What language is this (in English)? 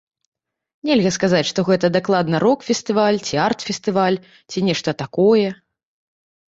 Belarusian